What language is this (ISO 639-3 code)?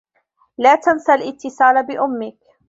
ara